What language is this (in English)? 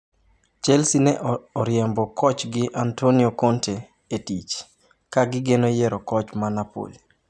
Luo (Kenya and Tanzania)